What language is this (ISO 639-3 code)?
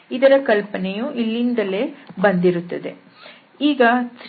kan